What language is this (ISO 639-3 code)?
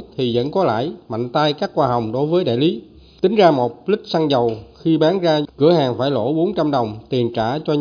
vie